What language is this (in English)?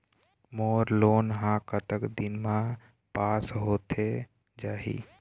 Chhattisgarhi